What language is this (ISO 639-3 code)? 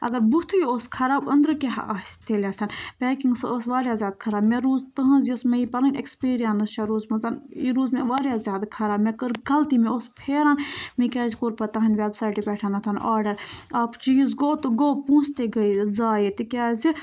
kas